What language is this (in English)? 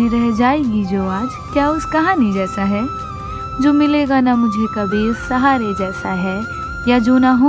Hindi